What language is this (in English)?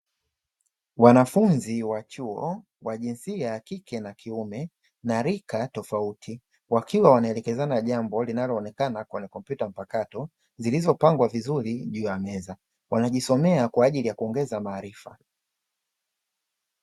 Swahili